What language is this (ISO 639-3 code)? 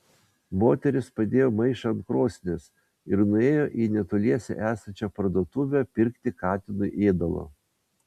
lit